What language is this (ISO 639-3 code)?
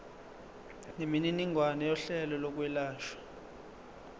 zul